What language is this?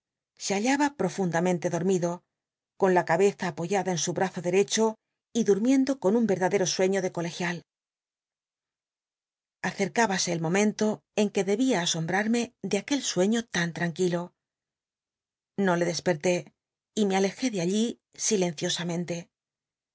Spanish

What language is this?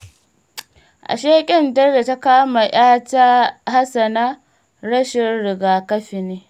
Hausa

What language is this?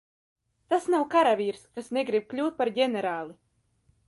Latvian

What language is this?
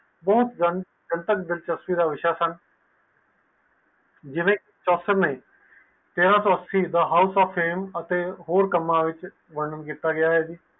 Punjabi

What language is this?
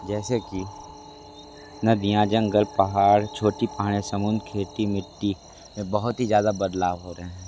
Hindi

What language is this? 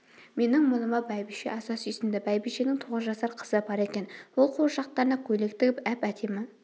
Kazakh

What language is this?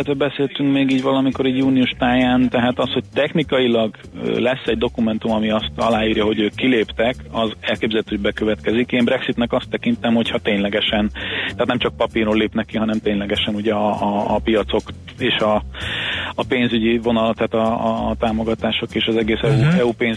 Hungarian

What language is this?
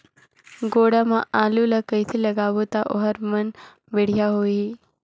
Chhattisgarhi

